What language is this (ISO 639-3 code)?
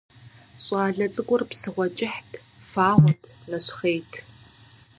kbd